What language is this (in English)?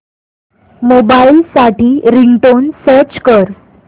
Marathi